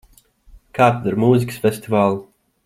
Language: Latvian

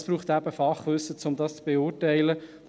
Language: Swiss German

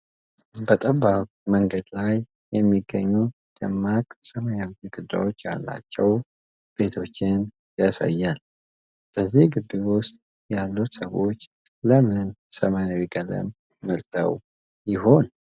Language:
Amharic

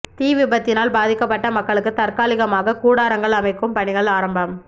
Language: Tamil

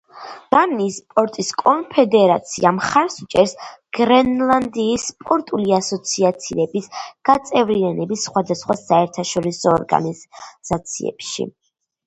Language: Georgian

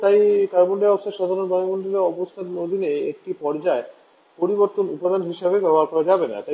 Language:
Bangla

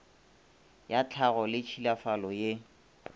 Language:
Northern Sotho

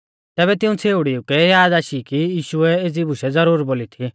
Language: Mahasu Pahari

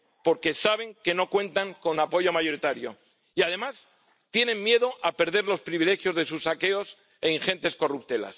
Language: Spanish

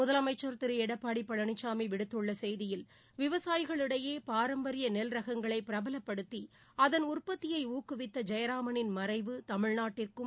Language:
Tamil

